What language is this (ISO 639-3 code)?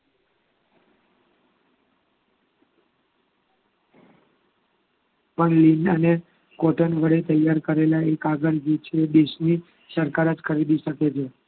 guj